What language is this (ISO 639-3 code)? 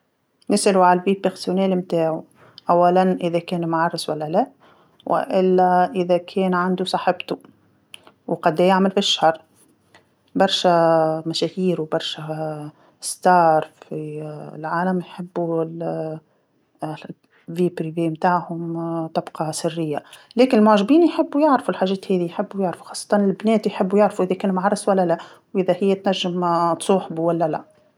aeb